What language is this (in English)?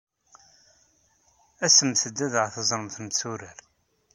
Kabyle